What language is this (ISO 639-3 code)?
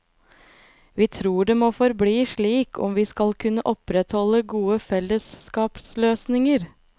nor